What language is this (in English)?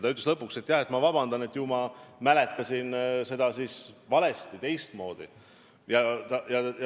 Estonian